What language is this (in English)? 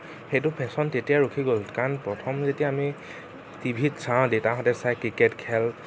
Assamese